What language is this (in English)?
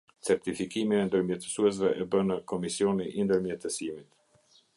Albanian